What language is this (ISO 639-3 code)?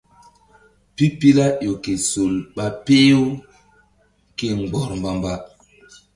mdd